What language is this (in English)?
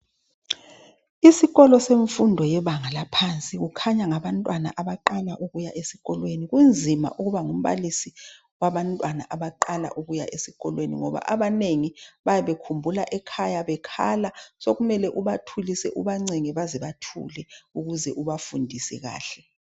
North Ndebele